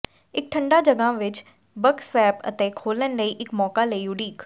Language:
Punjabi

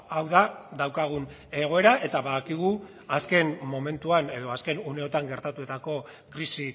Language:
Basque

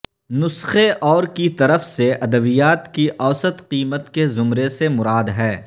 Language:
Urdu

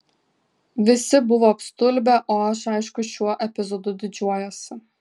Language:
Lithuanian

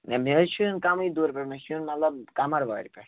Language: Kashmiri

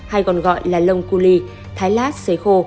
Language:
Vietnamese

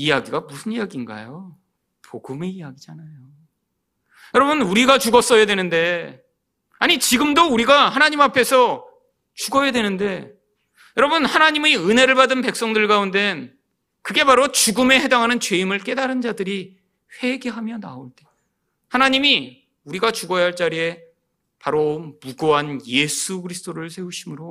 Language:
Korean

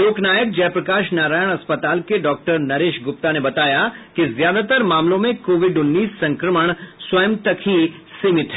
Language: Hindi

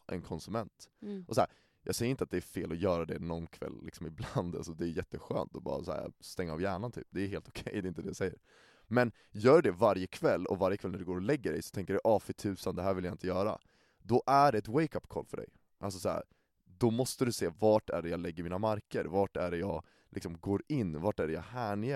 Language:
Swedish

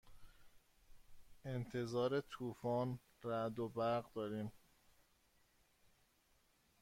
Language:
Persian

